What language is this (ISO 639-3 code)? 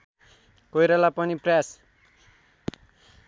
nep